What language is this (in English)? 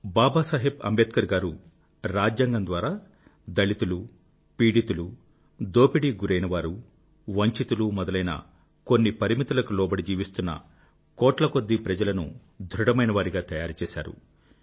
Telugu